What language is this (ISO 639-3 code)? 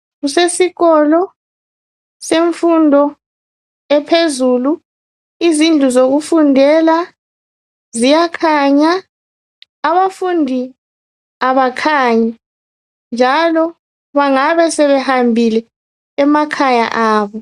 nde